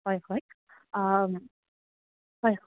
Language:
Assamese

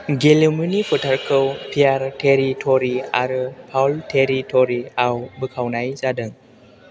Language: Bodo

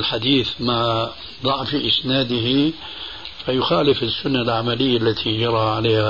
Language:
Arabic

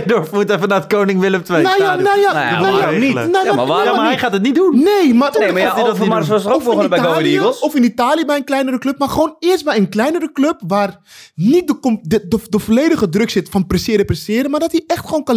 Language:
Dutch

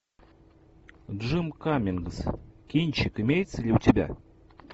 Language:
Russian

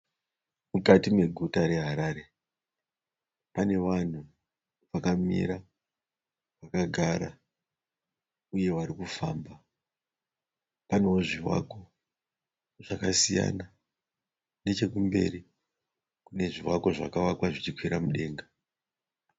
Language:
Shona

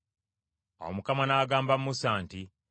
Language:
Ganda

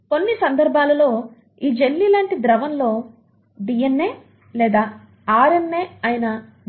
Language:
Telugu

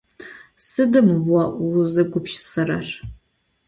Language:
Adyghe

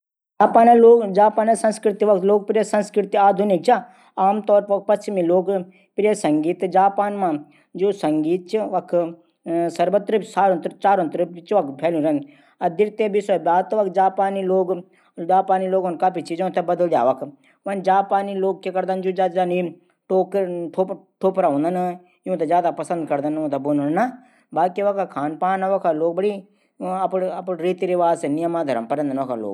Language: Garhwali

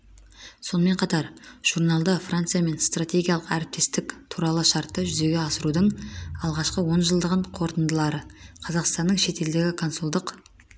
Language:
Kazakh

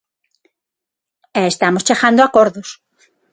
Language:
Galician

